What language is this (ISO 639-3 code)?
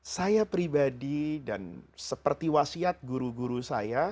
ind